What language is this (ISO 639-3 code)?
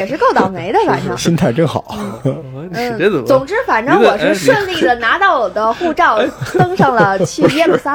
zho